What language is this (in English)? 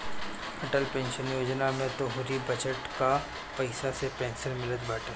Bhojpuri